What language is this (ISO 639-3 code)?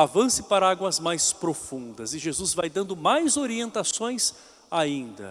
por